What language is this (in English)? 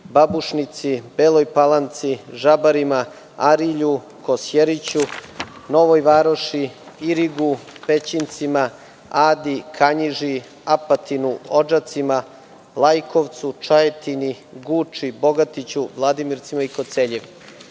Serbian